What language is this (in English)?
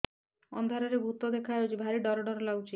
Odia